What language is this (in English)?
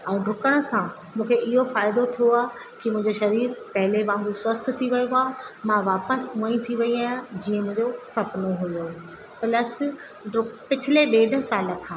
Sindhi